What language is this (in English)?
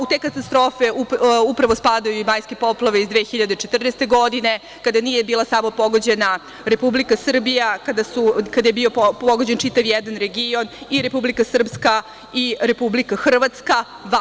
Serbian